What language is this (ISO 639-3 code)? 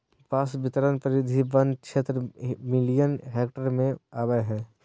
mag